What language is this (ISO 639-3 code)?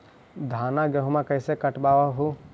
mag